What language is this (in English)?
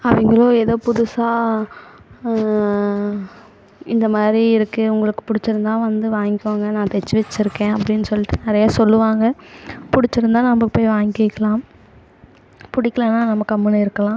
Tamil